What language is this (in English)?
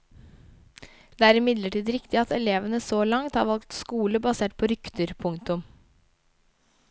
Norwegian